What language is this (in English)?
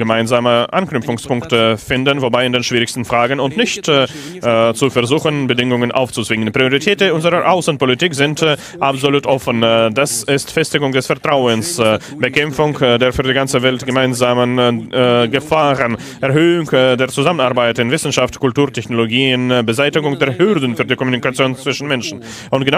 German